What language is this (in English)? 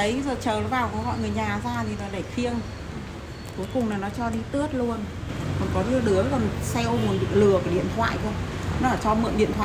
Vietnamese